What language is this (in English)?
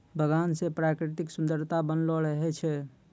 Maithili